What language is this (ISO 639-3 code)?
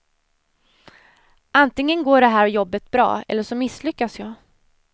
swe